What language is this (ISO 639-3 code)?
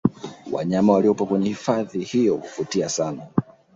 swa